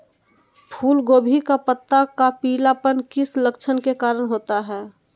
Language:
Magahi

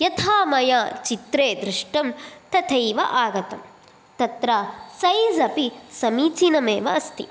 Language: Sanskrit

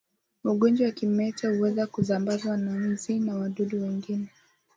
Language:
Swahili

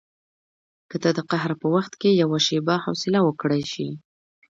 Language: Pashto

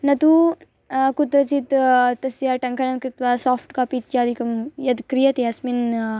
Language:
Sanskrit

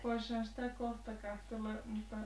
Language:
Finnish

